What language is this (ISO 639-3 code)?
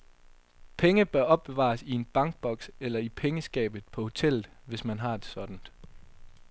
dan